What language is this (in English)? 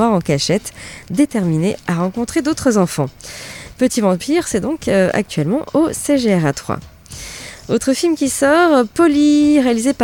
French